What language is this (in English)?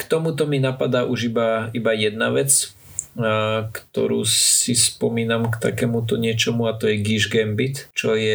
Slovak